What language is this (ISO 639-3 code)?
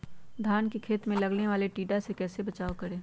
mag